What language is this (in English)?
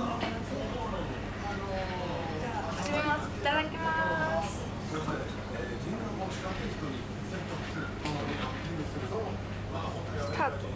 Japanese